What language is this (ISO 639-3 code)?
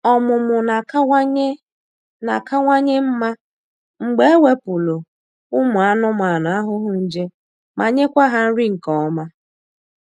ibo